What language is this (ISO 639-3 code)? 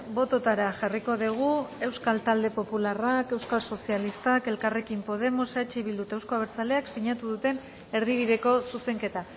eus